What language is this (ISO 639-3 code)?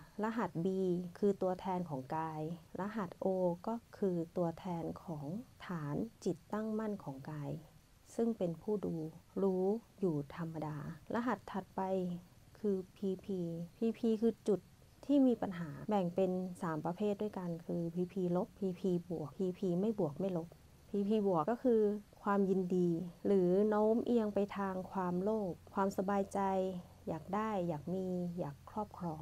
tha